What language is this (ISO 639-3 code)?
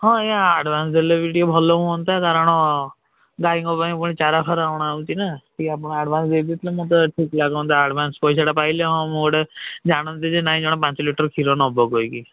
ori